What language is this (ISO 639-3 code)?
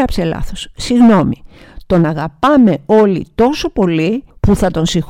ell